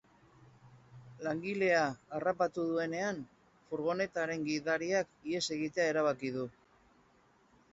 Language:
Basque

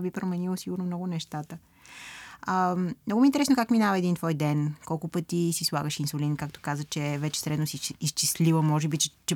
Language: Bulgarian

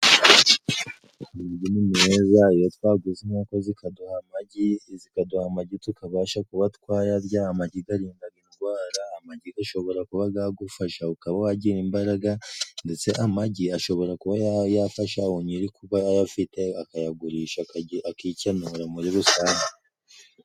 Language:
Kinyarwanda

